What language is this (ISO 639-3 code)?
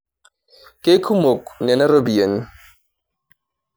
mas